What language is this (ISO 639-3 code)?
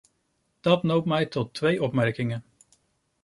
nld